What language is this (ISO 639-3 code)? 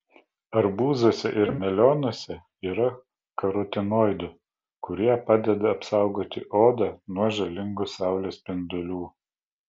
lit